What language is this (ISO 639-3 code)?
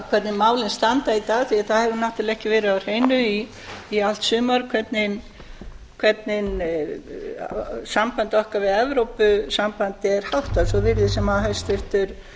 isl